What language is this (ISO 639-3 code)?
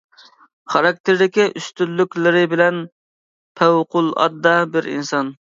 uig